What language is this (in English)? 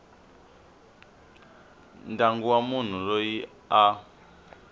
Tsonga